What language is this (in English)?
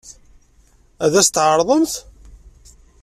Kabyle